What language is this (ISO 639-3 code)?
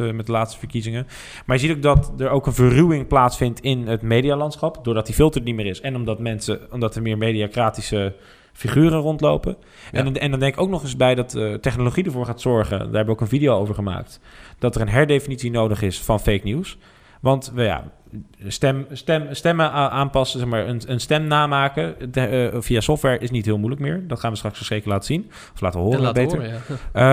nld